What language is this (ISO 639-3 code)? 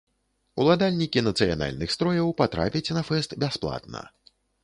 bel